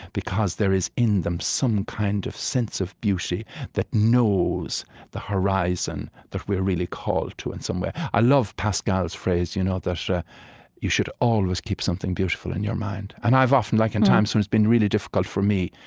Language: English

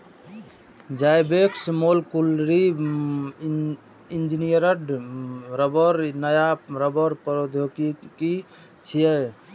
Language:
Maithili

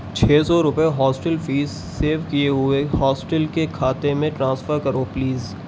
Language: Urdu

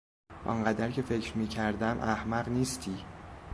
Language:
Persian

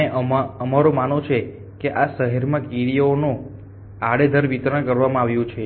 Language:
Gujarati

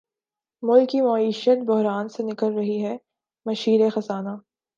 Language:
Urdu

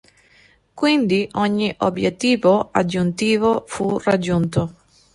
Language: Italian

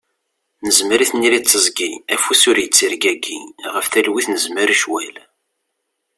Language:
Kabyle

